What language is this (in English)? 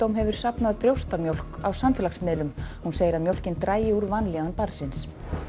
Icelandic